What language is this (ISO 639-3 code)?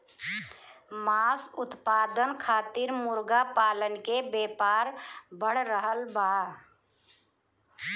bho